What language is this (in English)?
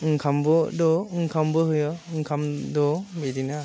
Bodo